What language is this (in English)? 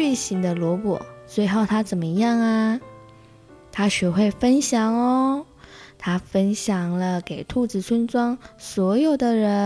Chinese